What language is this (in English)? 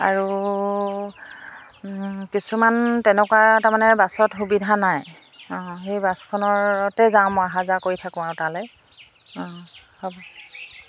Assamese